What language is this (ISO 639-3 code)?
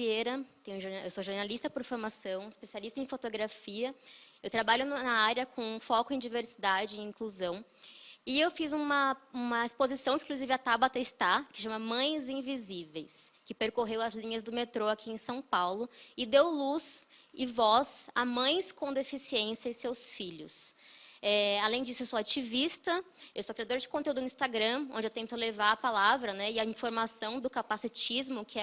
por